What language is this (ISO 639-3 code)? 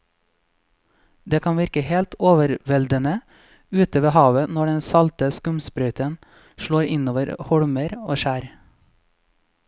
nor